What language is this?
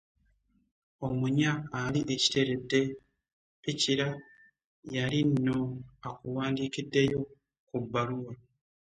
Ganda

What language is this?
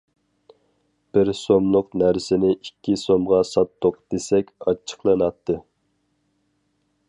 Uyghur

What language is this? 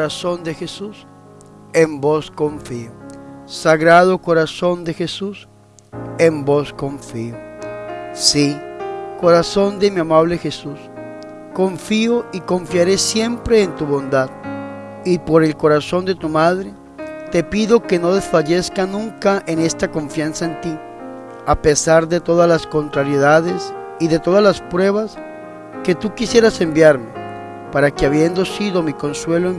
Spanish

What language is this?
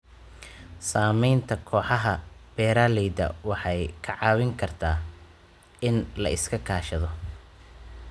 Somali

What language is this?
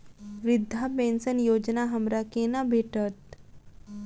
Maithili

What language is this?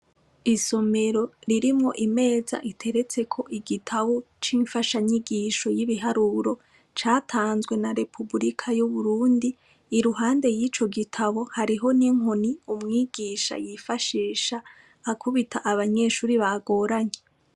Rundi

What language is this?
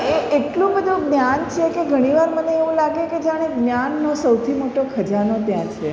Gujarati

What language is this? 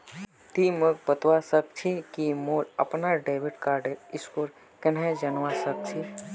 Magahi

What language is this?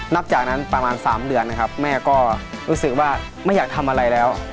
Thai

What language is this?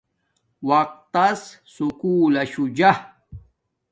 Domaaki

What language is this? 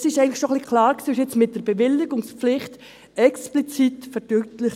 Swiss German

